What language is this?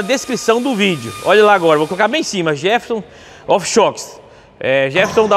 Portuguese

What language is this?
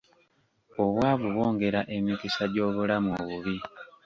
Ganda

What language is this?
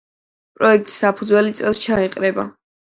Georgian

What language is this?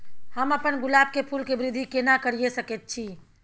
Maithili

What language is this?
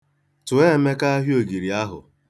Igbo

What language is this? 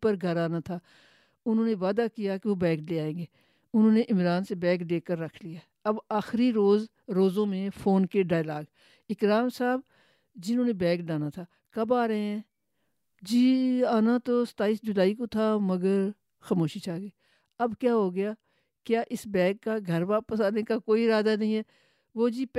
Urdu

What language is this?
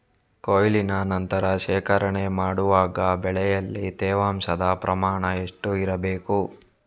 Kannada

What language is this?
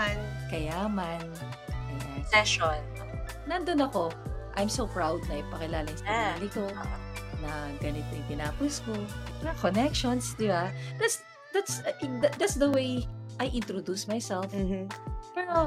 Filipino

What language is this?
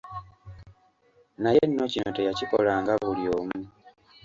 Ganda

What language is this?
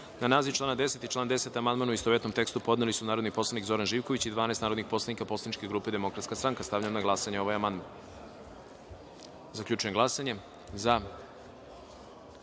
Serbian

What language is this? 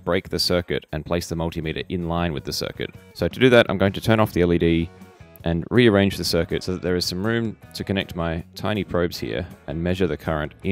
English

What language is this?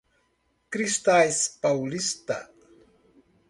Portuguese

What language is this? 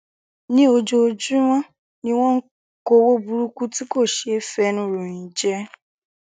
Yoruba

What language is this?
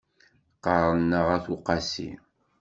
Kabyle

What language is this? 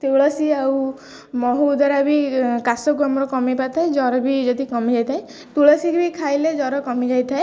Odia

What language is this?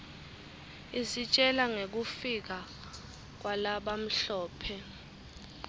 Swati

